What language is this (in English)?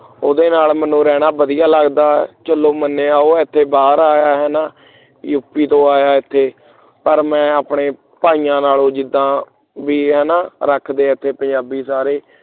Punjabi